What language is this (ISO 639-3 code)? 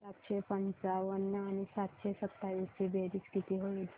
mar